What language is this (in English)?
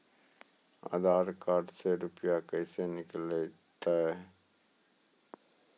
Maithili